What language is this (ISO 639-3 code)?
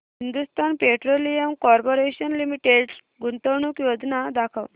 mar